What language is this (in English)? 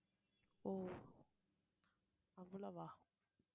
Tamil